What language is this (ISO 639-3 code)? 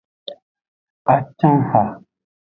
ajg